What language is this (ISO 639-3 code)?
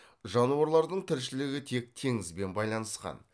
kaz